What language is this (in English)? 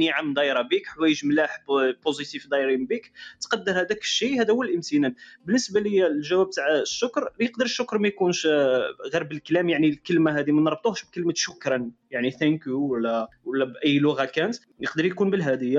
Arabic